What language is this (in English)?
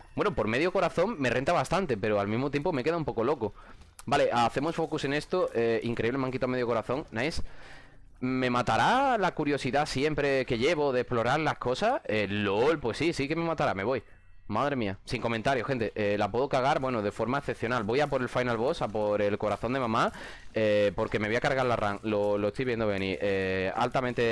Spanish